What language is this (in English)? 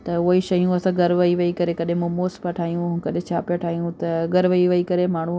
Sindhi